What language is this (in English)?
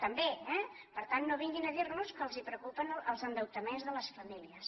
Catalan